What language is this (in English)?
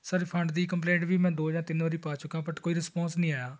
Punjabi